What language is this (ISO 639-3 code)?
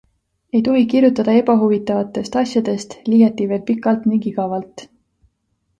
est